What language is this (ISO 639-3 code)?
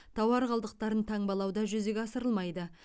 kaz